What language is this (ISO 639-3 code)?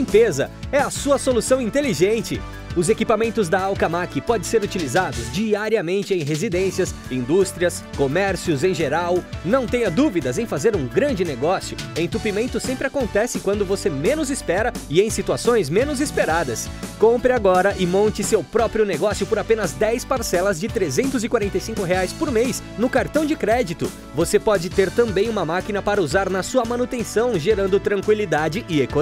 por